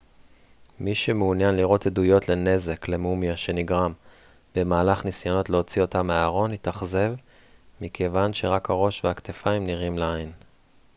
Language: Hebrew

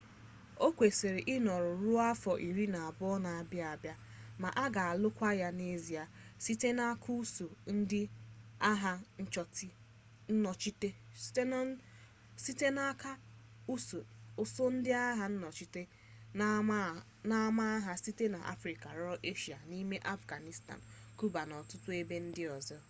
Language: Igbo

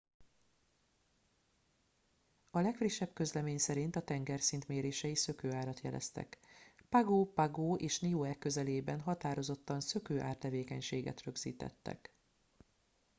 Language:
Hungarian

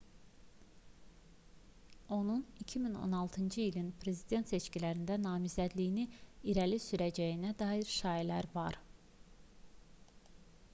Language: Azerbaijani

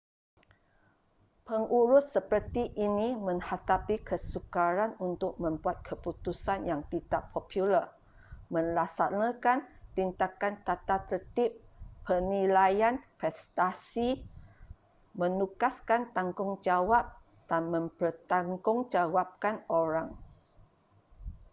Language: Malay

